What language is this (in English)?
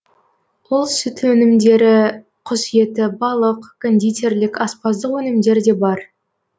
Kazakh